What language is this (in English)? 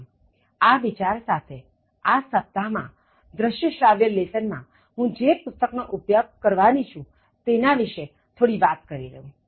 Gujarati